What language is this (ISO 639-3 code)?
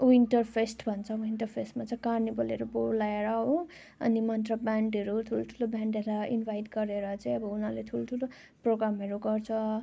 nep